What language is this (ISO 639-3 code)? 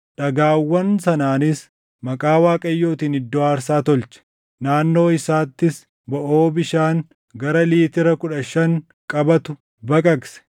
orm